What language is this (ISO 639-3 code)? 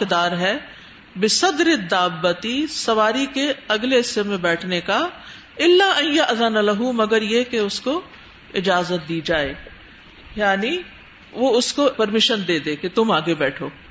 urd